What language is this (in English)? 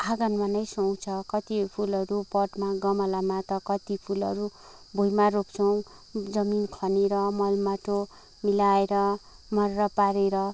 Nepali